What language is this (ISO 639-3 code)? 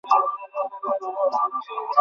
ben